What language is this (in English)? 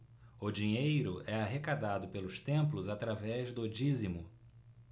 Portuguese